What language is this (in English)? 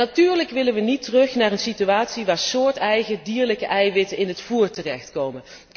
Dutch